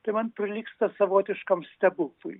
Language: Lithuanian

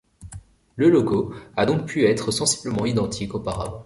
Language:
French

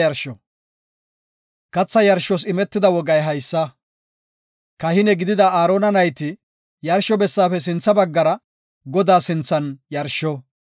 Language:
Gofa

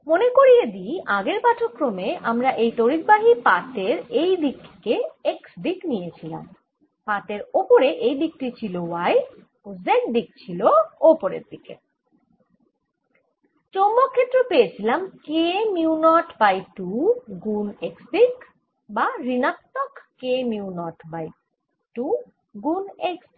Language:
Bangla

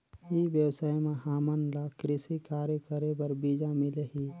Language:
Chhattisgarhi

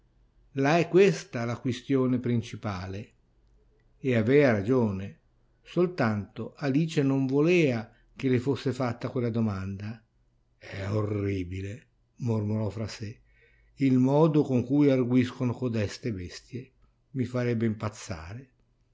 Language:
Italian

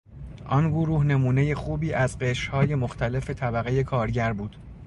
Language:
Persian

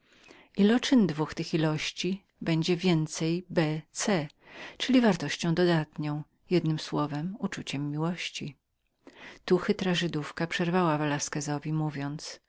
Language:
Polish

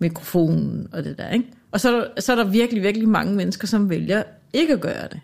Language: Danish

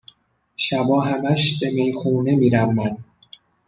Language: Persian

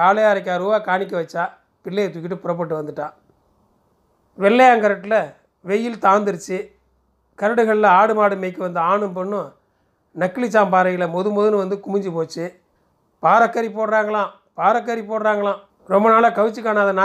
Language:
Tamil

